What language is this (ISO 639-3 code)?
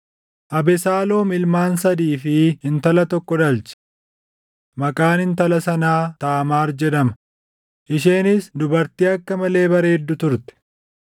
orm